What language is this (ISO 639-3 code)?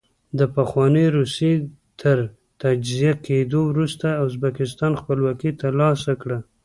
pus